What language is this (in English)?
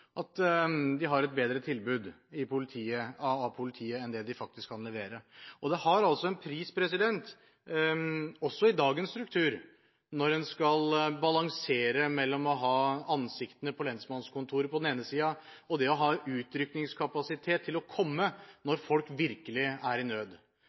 Norwegian Bokmål